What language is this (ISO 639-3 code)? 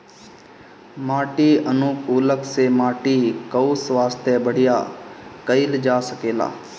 bho